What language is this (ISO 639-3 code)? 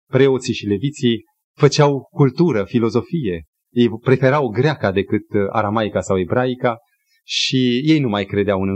ron